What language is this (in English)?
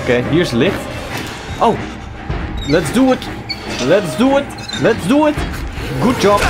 Dutch